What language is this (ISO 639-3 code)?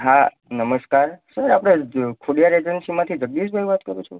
guj